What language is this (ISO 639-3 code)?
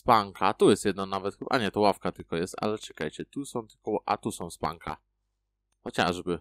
pol